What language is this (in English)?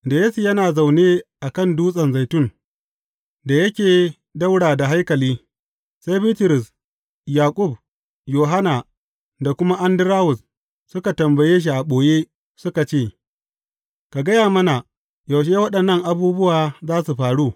Hausa